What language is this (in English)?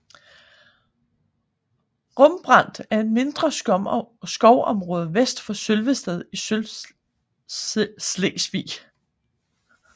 Danish